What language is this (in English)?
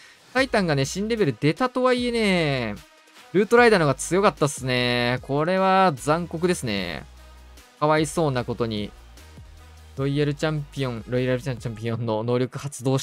Japanese